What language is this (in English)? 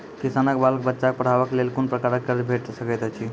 Maithili